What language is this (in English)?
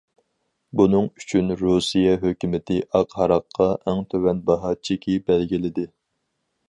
Uyghur